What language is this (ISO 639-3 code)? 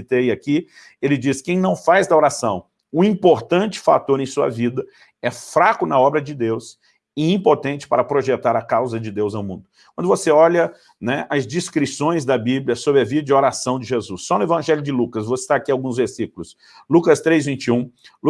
por